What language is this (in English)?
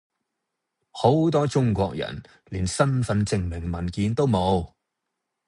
Cantonese